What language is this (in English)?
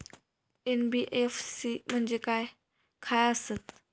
Marathi